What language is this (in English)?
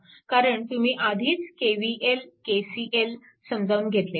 Marathi